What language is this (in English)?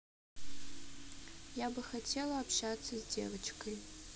Russian